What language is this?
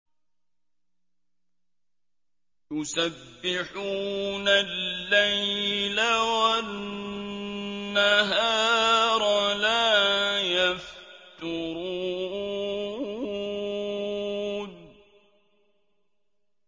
Arabic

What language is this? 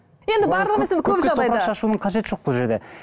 Kazakh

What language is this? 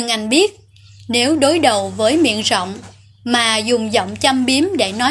Vietnamese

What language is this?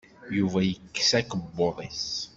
Kabyle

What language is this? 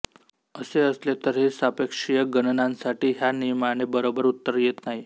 Marathi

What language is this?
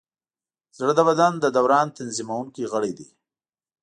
Pashto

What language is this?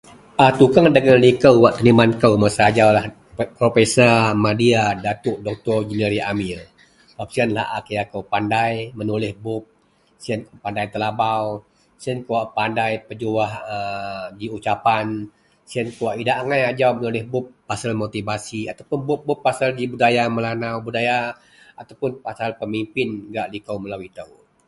Central Melanau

